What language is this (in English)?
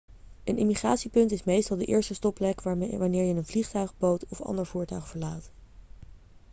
Dutch